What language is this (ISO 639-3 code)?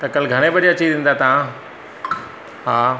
snd